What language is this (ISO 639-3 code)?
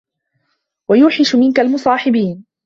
ara